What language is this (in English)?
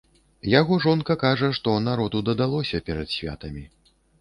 Belarusian